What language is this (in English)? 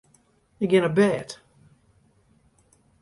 Western Frisian